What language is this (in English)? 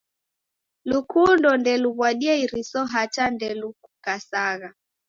Taita